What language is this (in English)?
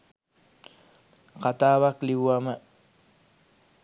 Sinhala